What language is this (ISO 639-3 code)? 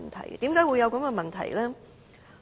yue